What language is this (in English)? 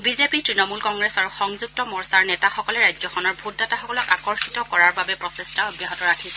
Assamese